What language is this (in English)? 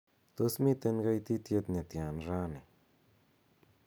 Kalenjin